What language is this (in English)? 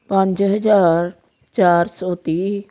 Punjabi